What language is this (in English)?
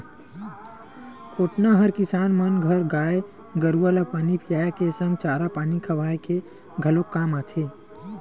Chhattisgarhi